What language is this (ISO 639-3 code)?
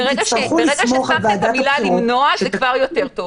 heb